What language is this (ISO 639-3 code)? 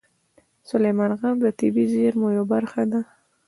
pus